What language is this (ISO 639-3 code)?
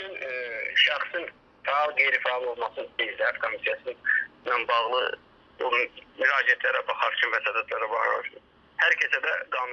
aze